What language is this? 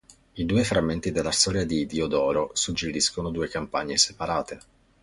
Italian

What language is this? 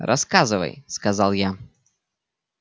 Russian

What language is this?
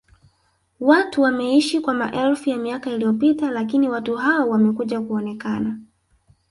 Swahili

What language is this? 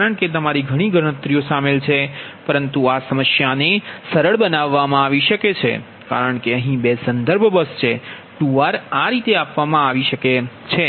Gujarati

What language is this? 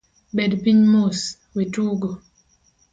Luo (Kenya and Tanzania)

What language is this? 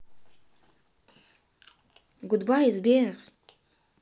Russian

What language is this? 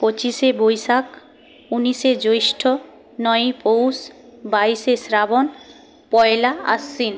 Bangla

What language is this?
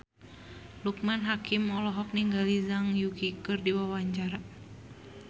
Sundanese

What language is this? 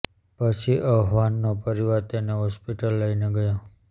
Gujarati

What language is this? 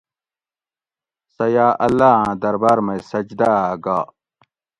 Gawri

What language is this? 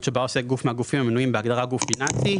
Hebrew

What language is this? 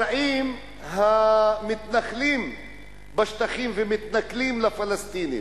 Hebrew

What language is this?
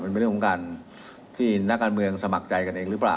Thai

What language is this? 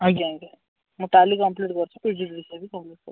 Odia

